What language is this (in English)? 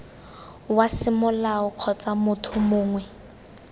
Tswana